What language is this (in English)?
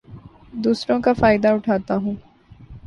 Urdu